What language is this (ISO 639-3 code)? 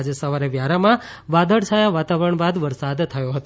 guj